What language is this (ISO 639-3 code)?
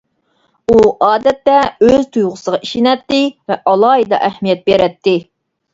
uig